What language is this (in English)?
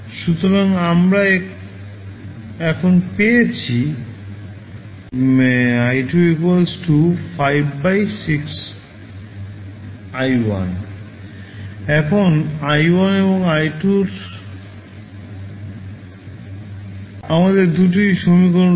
Bangla